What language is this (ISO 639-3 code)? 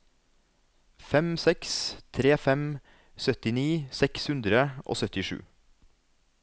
nor